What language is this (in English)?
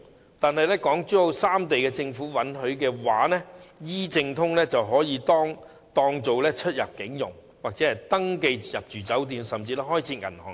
Cantonese